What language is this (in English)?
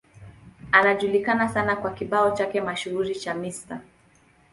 Swahili